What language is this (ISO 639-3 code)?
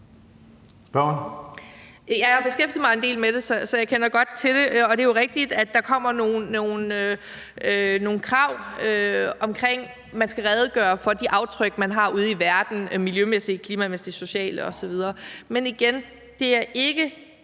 dan